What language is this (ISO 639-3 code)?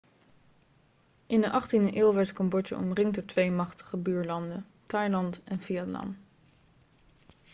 nld